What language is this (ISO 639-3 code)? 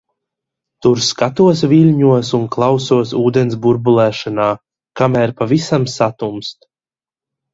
lav